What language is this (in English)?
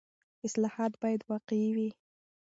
Pashto